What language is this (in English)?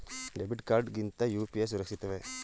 Kannada